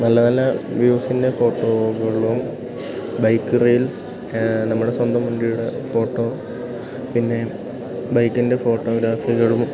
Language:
Malayalam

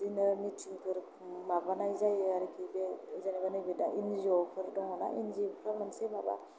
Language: Bodo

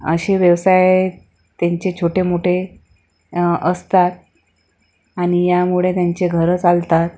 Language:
Marathi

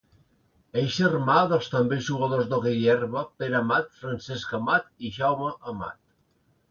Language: Catalan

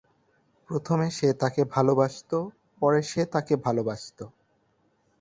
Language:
Bangla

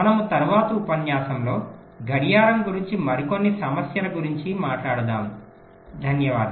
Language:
Telugu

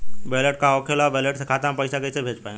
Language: Bhojpuri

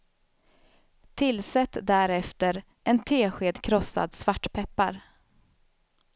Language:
Swedish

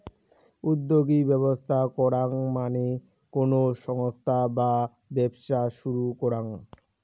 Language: Bangla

